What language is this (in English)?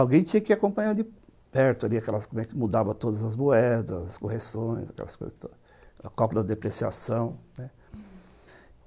Portuguese